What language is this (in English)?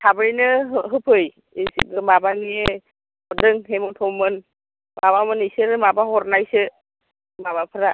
Bodo